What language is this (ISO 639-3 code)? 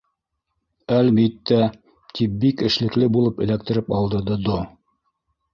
bak